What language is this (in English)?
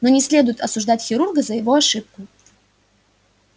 Russian